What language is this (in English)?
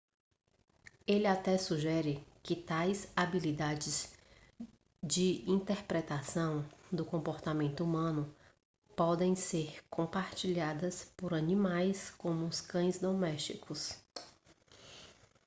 Portuguese